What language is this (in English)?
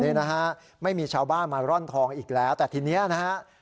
Thai